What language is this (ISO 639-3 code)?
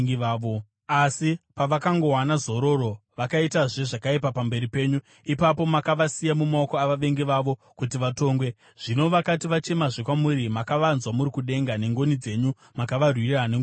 sna